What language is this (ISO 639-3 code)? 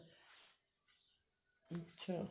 pan